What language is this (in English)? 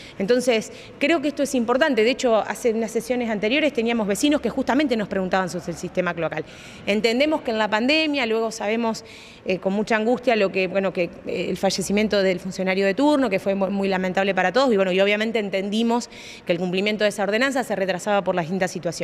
Spanish